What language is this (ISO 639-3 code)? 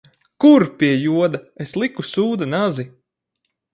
lav